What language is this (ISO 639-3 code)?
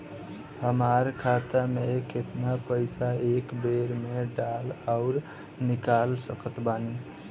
bho